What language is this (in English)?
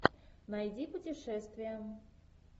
Russian